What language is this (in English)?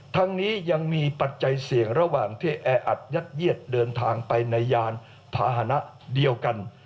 Thai